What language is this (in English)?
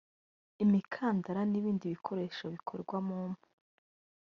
Kinyarwanda